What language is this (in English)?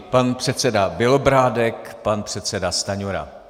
Czech